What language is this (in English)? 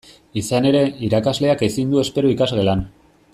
Basque